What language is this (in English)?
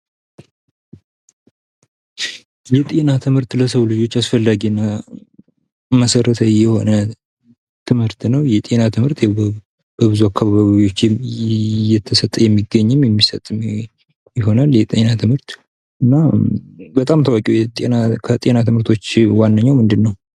Amharic